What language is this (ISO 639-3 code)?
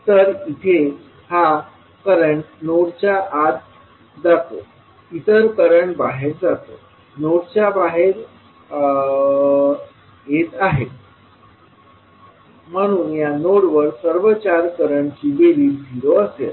mar